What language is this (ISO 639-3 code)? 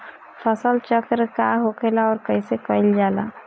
bho